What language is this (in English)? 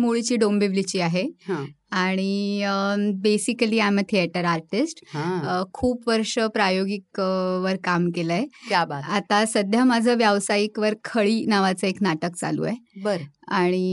Marathi